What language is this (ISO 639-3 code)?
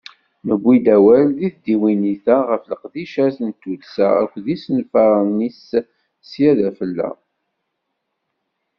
kab